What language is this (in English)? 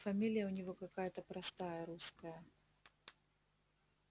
Russian